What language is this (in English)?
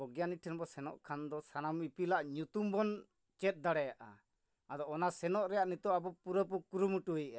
Santali